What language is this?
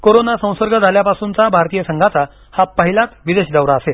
Marathi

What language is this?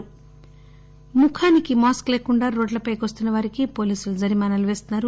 Telugu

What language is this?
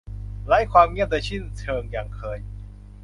Thai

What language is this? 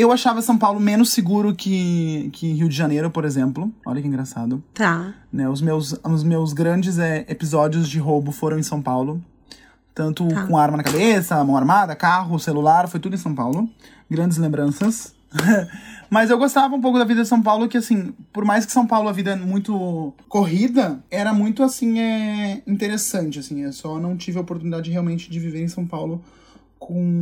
Portuguese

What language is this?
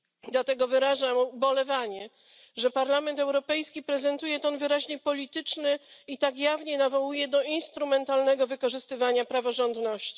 Polish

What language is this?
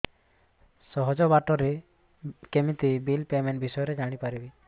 Odia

